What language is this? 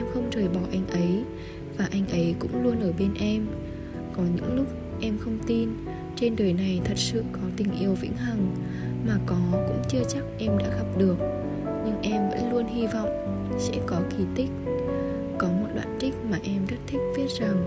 Vietnamese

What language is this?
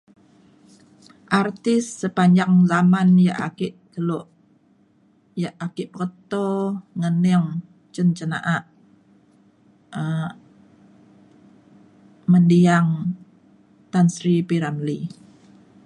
Mainstream Kenyah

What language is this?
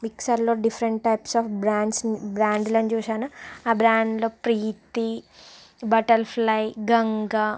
Telugu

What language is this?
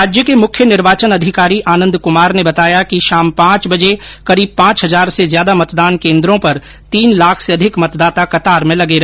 Hindi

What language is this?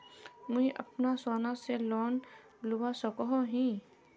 Magahi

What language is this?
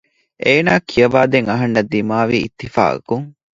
Divehi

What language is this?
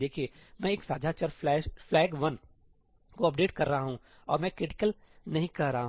Hindi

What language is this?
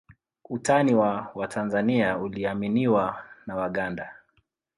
Swahili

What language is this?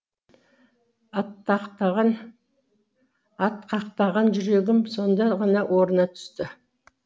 Kazakh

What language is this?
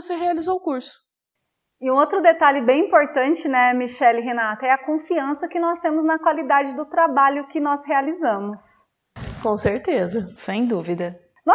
Portuguese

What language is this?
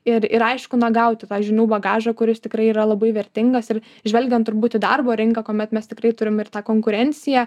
Lithuanian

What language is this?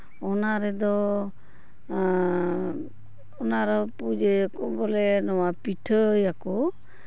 Santali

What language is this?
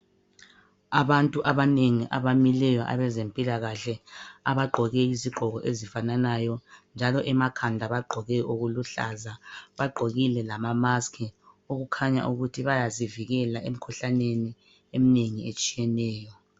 North Ndebele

